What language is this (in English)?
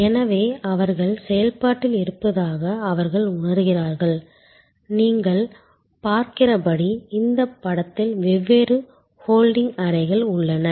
Tamil